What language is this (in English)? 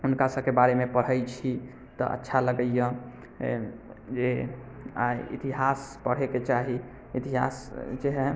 Maithili